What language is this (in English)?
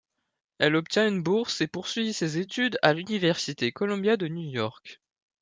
French